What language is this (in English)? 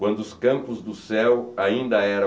Portuguese